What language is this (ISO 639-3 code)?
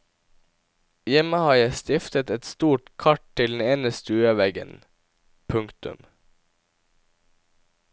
nor